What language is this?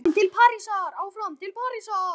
Icelandic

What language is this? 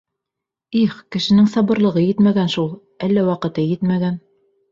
Bashkir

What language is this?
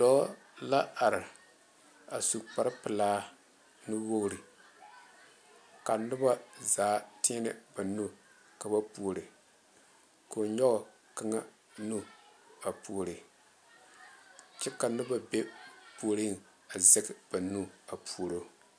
Southern Dagaare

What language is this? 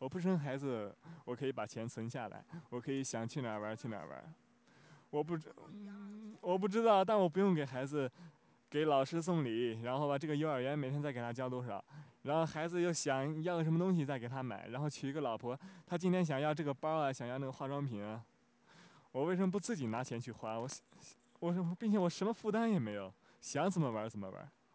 Chinese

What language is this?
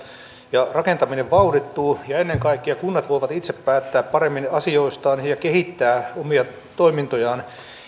Finnish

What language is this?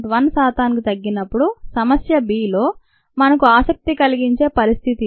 Telugu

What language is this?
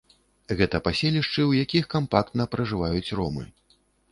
Belarusian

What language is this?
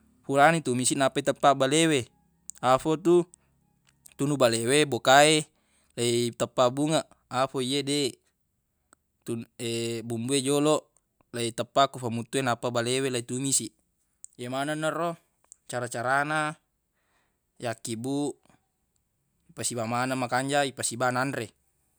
Buginese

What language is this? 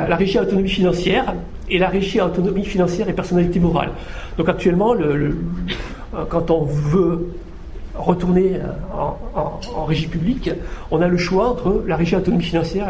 French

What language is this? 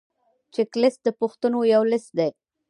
Pashto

